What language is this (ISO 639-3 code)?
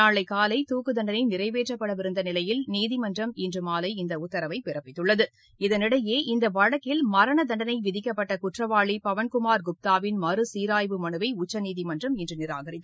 tam